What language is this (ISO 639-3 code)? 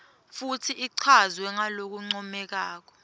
ssw